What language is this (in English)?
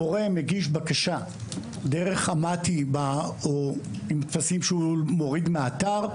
Hebrew